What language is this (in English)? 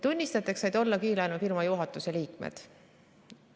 Estonian